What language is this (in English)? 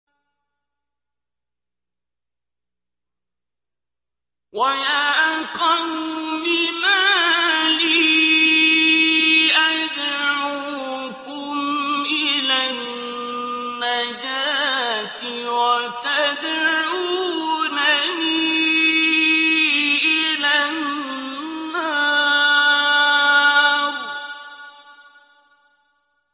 Arabic